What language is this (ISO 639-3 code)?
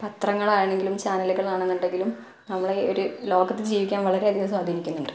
mal